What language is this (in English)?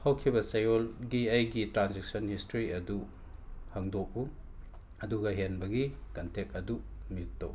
Manipuri